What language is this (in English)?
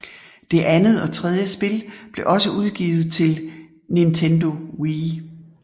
Danish